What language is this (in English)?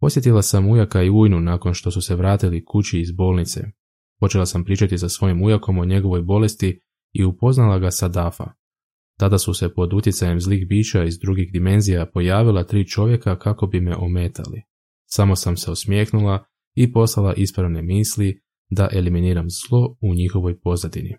Croatian